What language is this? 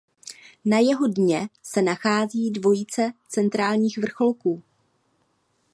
Czech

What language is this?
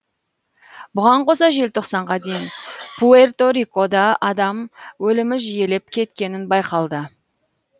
Kazakh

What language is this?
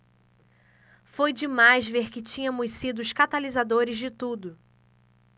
Portuguese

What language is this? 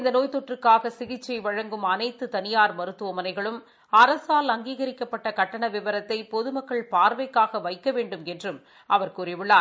Tamil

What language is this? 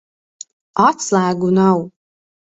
Latvian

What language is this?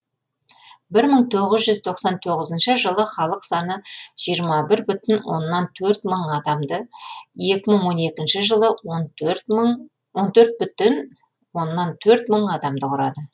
Kazakh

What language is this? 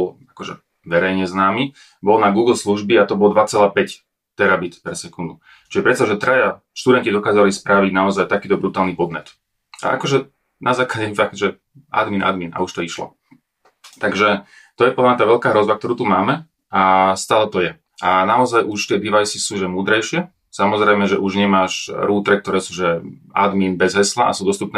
Slovak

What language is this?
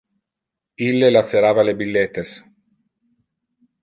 Interlingua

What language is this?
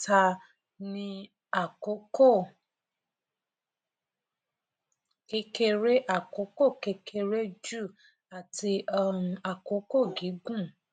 Yoruba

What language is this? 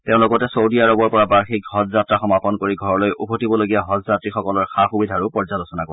Assamese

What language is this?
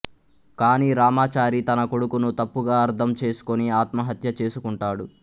Telugu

